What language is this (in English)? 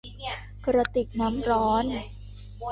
Thai